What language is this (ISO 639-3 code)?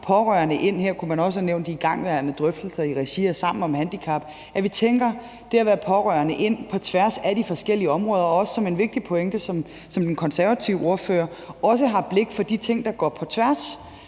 dan